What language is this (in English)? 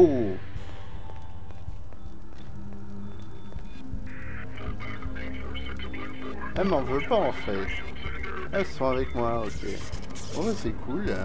French